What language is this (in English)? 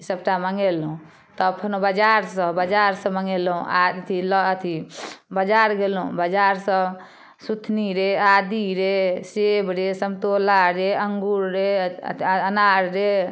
Maithili